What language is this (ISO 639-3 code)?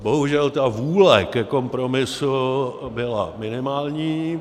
ces